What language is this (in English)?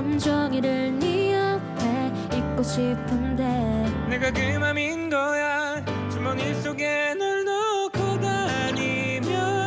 Korean